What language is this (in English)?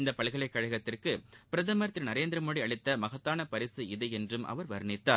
Tamil